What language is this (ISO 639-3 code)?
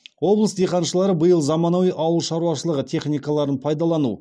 kaz